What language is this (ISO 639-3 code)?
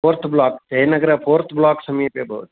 san